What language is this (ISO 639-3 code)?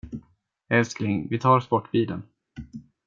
swe